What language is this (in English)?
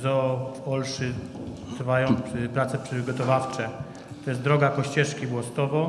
Polish